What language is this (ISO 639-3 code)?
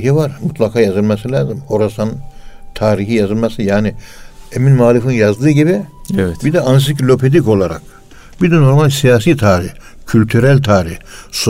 tur